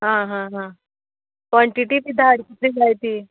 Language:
Konkani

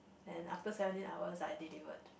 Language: English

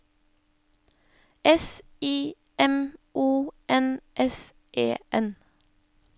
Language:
Norwegian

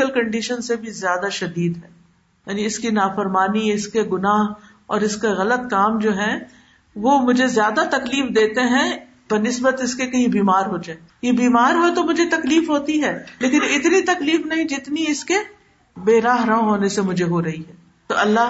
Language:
Urdu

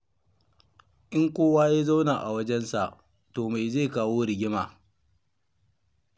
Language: Hausa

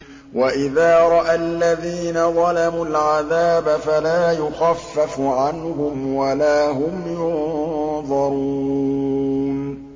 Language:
Arabic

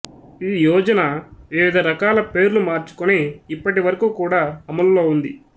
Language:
Telugu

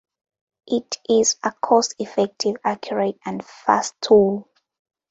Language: English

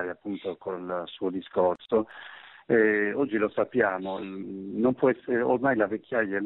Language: Italian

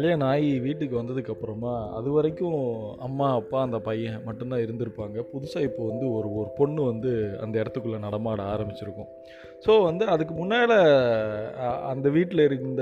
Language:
Tamil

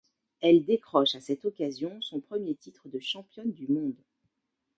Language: French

